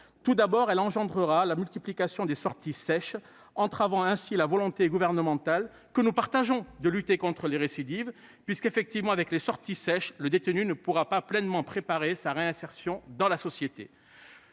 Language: French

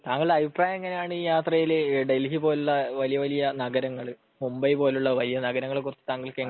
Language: Malayalam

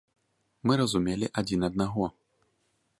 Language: Belarusian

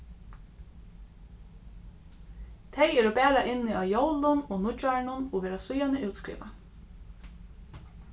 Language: Faroese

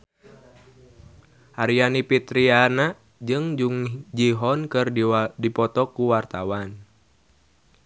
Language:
Sundanese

